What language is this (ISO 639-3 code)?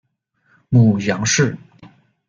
zho